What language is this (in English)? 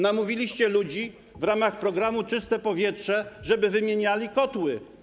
Polish